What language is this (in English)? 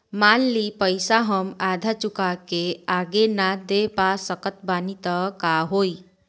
Bhojpuri